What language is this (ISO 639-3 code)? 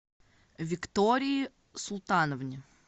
rus